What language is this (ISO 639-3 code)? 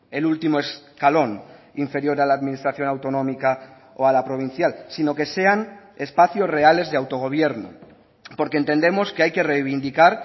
spa